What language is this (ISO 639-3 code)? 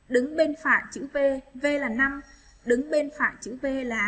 vie